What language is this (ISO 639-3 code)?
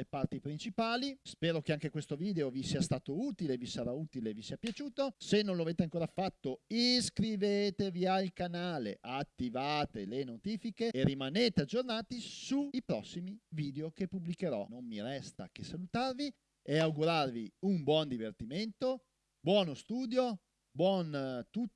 ita